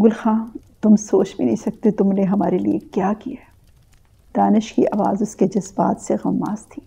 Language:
Urdu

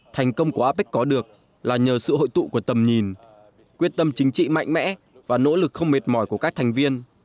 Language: Vietnamese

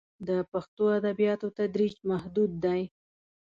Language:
Pashto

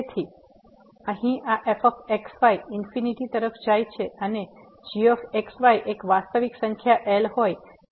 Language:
Gujarati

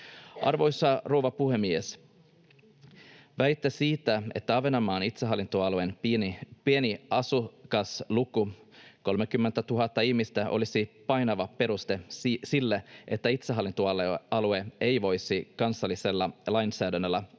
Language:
Finnish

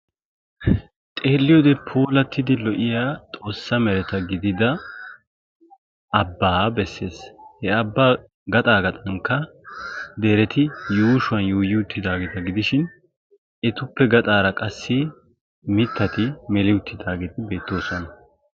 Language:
Wolaytta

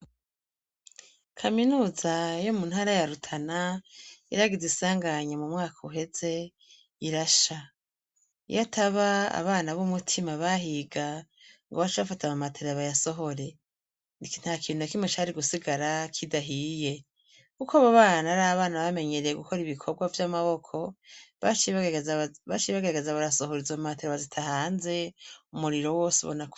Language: Rundi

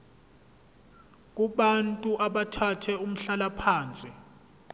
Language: Zulu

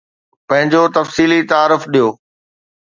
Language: Sindhi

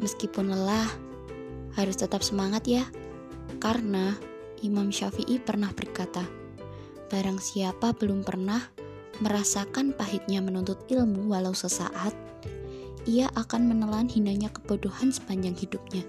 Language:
Indonesian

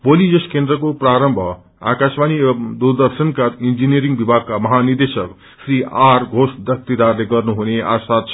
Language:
Nepali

